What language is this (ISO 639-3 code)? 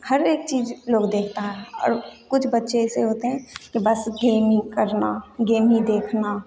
hin